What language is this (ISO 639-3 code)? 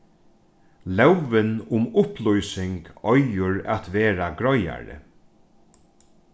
fao